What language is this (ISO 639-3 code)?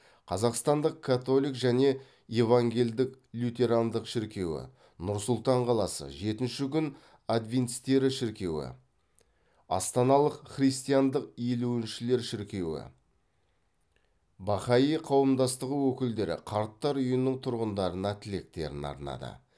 kaz